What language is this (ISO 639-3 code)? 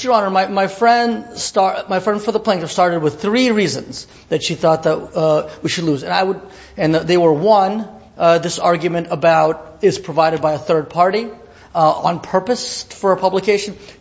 eng